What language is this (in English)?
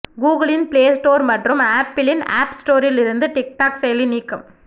Tamil